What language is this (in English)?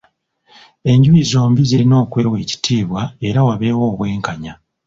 Ganda